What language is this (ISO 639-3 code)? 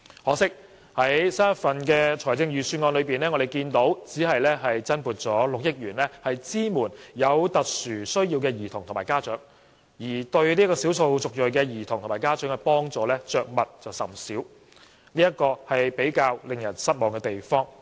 yue